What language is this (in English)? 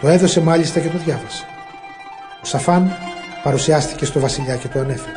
Greek